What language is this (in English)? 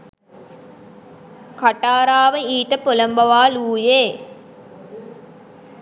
Sinhala